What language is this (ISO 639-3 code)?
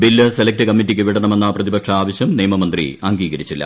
mal